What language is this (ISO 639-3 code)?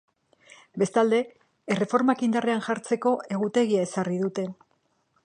eus